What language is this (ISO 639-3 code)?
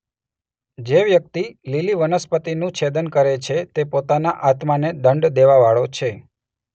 guj